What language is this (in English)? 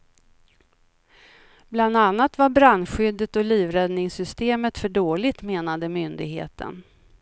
Swedish